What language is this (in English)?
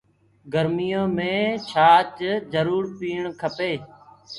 Gurgula